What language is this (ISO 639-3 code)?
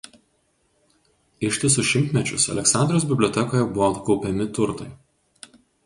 lit